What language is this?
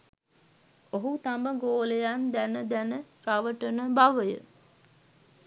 Sinhala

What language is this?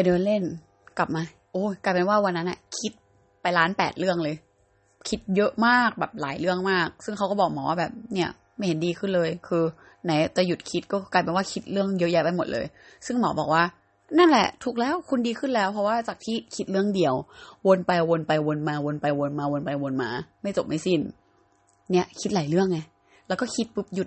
Thai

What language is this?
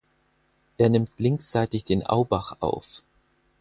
German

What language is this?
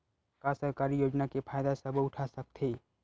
Chhattisgarhi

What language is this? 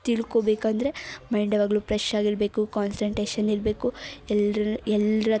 Kannada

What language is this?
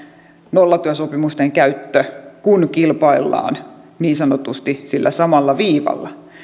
Finnish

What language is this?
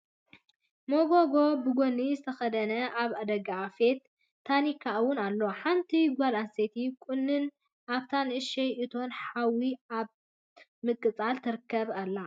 Tigrinya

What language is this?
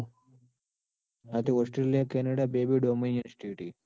Gujarati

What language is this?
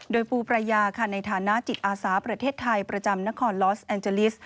Thai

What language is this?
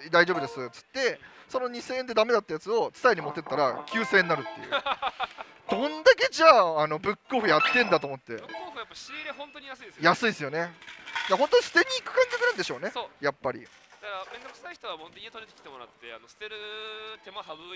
Japanese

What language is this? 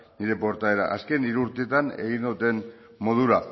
Basque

